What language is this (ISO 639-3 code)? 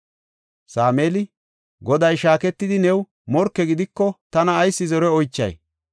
gof